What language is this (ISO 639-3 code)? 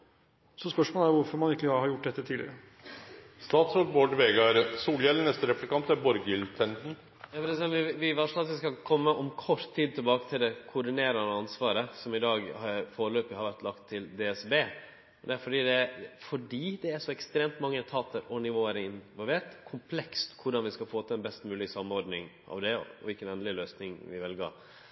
nor